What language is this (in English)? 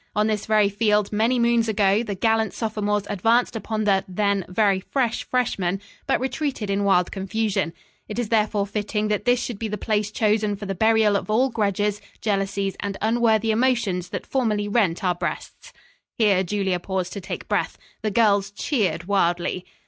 English